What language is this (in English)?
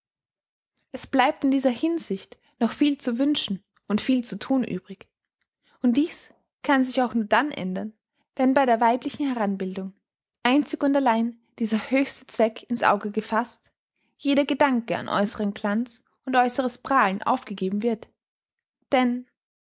German